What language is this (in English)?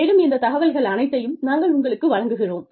Tamil